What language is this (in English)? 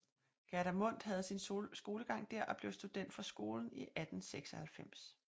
Danish